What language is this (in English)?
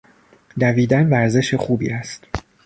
Persian